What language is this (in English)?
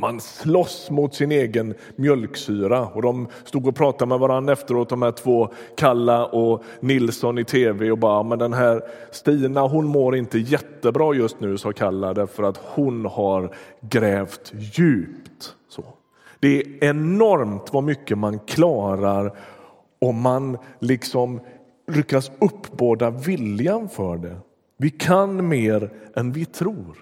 Swedish